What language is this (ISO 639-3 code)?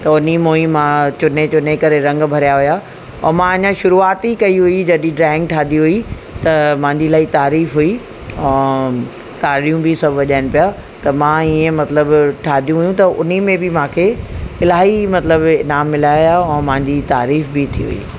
snd